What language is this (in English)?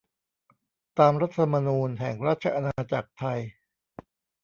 Thai